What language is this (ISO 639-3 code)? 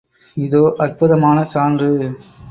tam